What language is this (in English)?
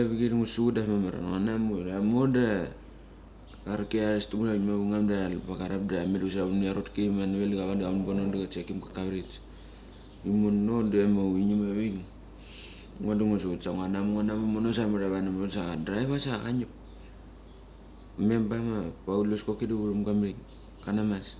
Mali